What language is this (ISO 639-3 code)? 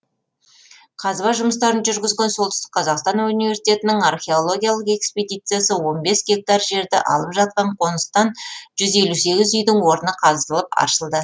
kaz